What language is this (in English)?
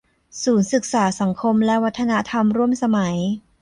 Thai